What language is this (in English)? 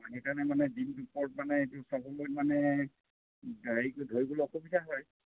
Assamese